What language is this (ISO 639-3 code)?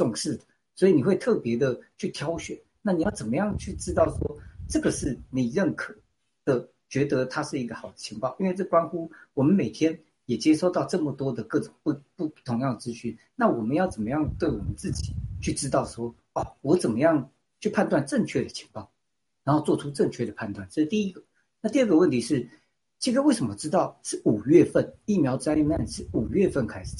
zho